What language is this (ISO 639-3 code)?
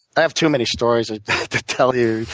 eng